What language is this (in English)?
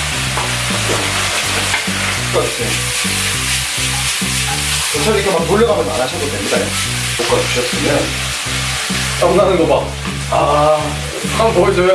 Korean